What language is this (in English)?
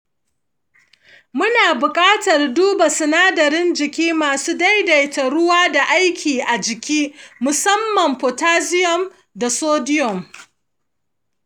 Hausa